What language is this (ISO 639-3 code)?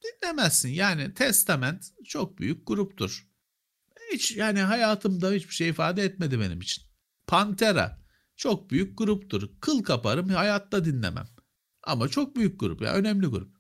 tur